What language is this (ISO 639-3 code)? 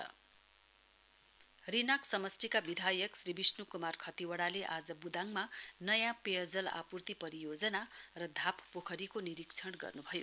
nep